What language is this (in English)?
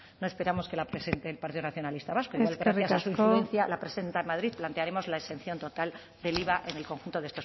Spanish